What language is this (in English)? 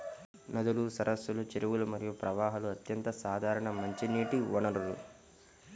Telugu